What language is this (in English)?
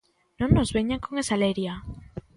Galician